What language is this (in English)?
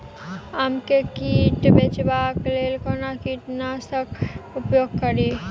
Maithili